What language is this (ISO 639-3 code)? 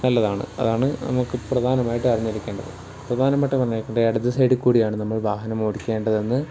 mal